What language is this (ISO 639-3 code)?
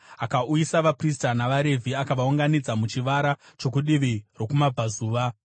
sna